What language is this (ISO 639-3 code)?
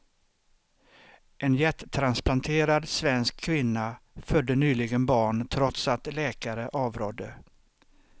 swe